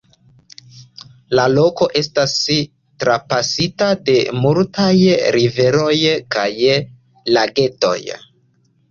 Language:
Esperanto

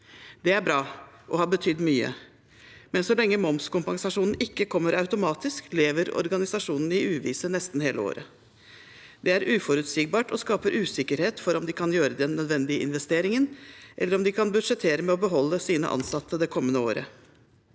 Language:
Norwegian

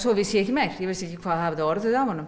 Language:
Icelandic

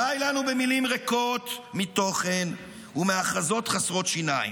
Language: Hebrew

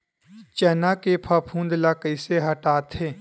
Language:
Chhattisgarhi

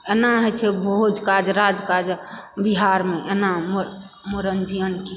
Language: Maithili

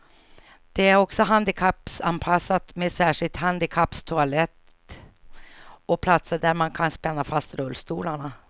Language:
Swedish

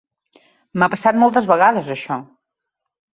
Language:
Catalan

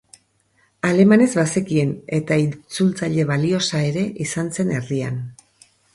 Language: Basque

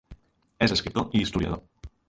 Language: Catalan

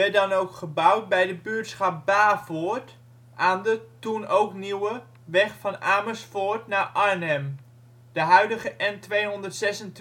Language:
Dutch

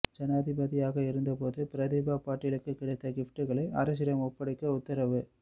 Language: Tamil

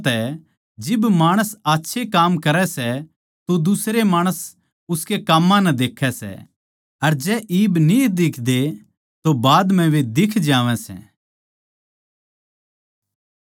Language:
Haryanvi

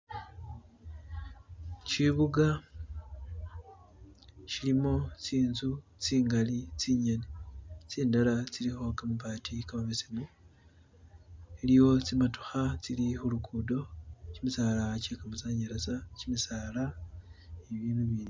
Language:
Masaaba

